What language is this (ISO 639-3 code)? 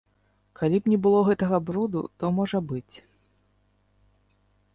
bel